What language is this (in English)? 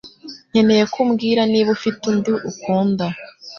Kinyarwanda